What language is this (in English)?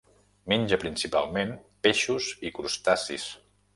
Catalan